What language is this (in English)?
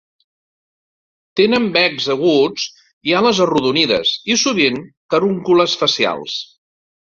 Catalan